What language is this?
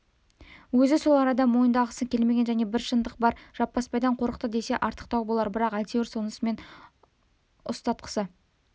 Kazakh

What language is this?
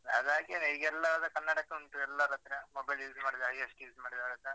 Kannada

